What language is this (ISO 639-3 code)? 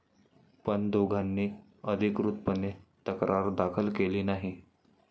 mar